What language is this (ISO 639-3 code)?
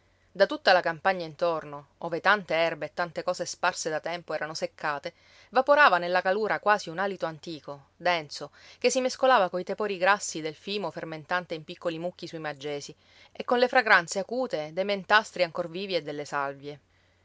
ita